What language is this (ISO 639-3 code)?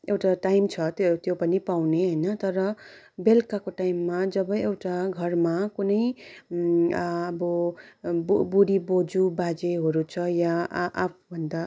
nep